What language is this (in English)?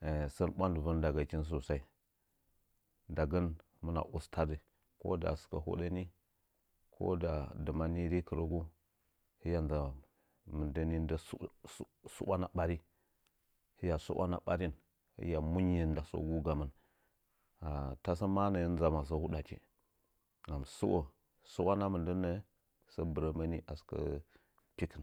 Nzanyi